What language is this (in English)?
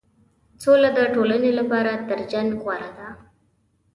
Pashto